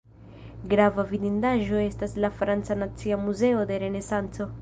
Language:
Esperanto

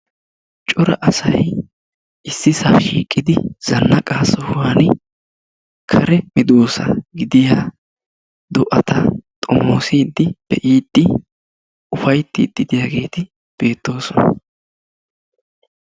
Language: Wolaytta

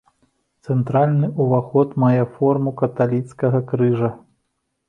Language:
Belarusian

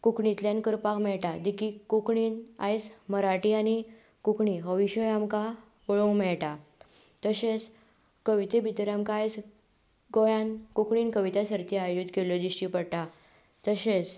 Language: Konkani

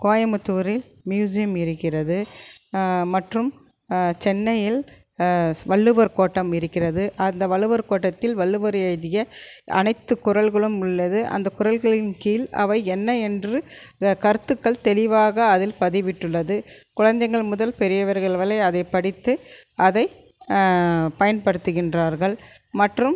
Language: Tamil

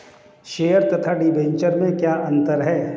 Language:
Hindi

